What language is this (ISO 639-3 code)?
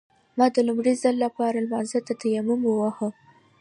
pus